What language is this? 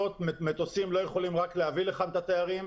Hebrew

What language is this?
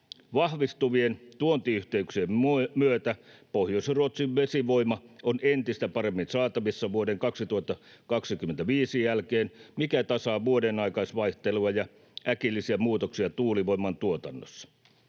Finnish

